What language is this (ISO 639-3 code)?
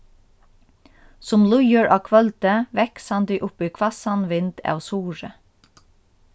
fao